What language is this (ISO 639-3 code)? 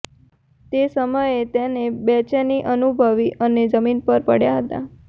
guj